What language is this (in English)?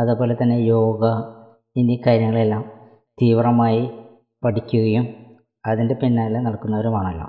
Malayalam